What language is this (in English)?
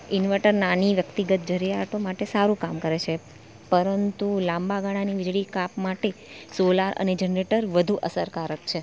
Gujarati